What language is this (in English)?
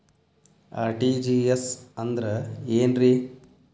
Kannada